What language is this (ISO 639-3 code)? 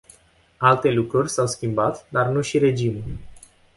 ron